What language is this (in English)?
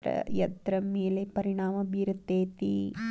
Kannada